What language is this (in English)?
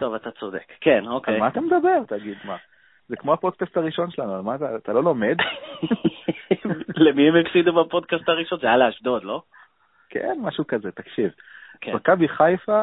Hebrew